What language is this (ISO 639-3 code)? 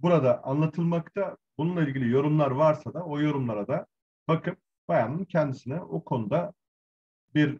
tur